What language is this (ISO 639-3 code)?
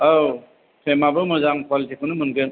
brx